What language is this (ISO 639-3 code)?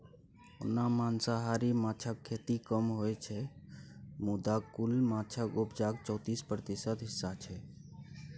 mai